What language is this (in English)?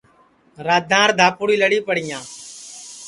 Sansi